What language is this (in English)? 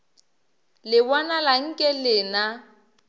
Northern Sotho